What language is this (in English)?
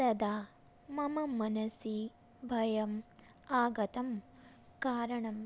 Sanskrit